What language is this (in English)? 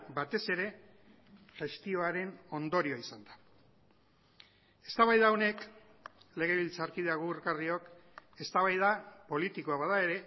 Basque